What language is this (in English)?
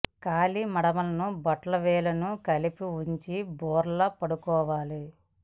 Telugu